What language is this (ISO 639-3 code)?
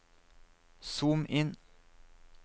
nor